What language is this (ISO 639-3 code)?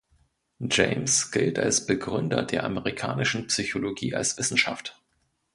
deu